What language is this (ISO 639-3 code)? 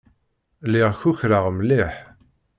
kab